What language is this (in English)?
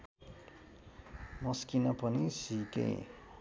Nepali